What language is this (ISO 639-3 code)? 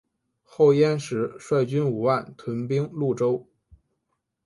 zho